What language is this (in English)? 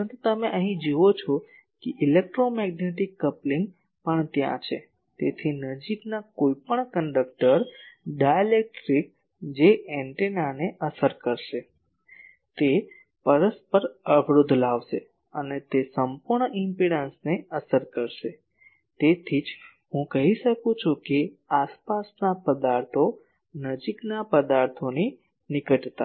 Gujarati